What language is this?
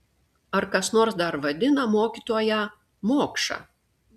Lithuanian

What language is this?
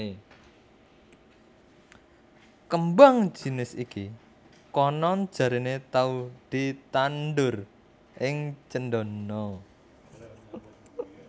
Javanese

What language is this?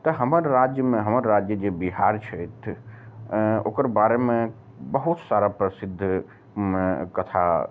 Maithili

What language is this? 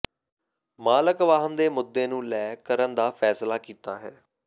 Punjabi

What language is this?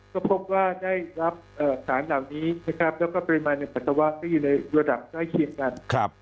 Thai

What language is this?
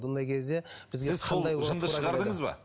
Kazakh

